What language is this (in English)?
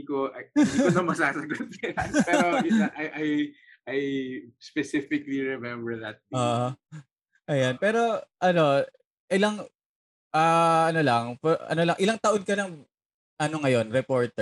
Filipino